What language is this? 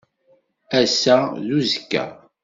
Kabyle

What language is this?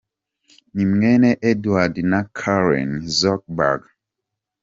Kinyarwanda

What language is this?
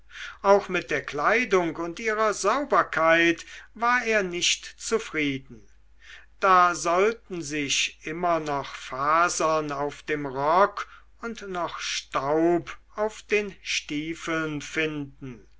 German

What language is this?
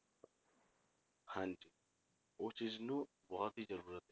Punjabi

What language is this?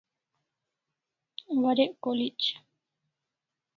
Kalasha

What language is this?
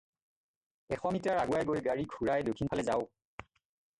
Assamese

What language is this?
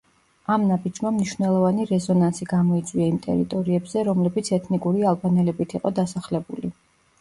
Georgian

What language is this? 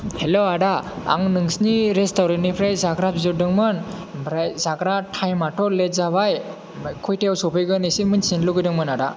Bodo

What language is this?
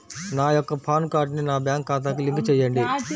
Telugu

